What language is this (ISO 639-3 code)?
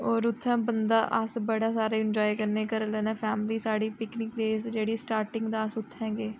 doi